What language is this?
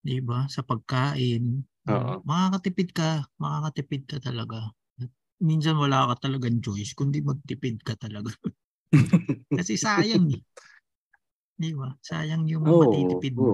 Filipino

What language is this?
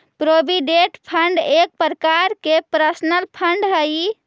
Magahi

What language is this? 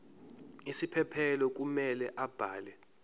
Zulu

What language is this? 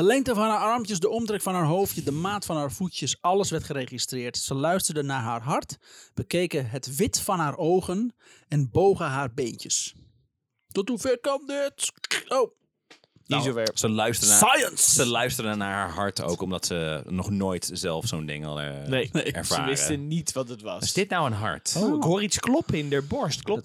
Dutch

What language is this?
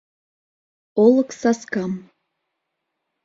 Mari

